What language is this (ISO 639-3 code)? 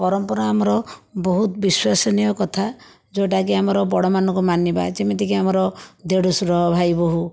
ori